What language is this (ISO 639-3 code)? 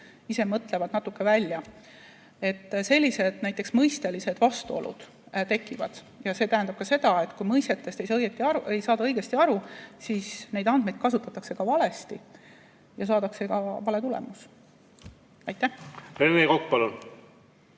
est